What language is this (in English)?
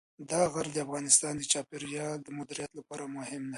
Pashto